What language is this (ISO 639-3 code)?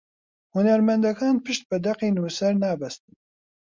ckb